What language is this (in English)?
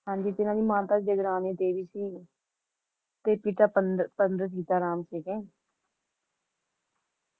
Punjabi